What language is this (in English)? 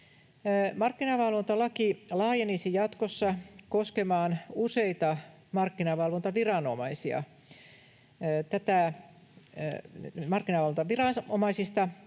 Finnish